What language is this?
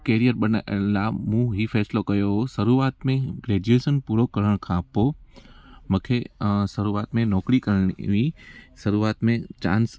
Sindhi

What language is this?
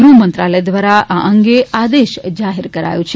Gujarati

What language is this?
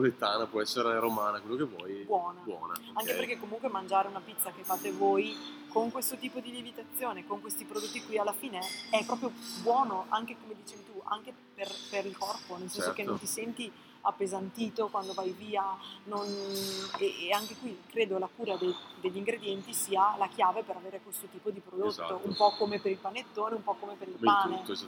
Italian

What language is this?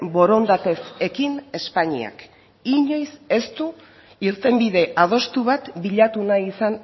Basque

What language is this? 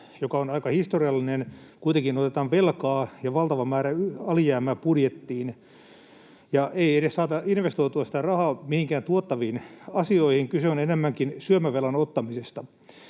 Finnish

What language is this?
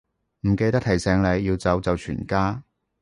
Cantonese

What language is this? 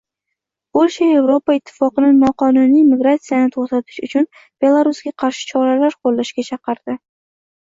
Uzbek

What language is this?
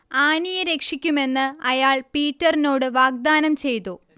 Malayalam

